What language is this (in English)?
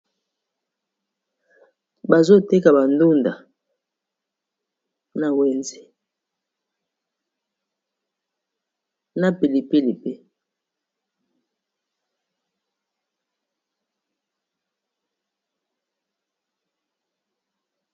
Lingala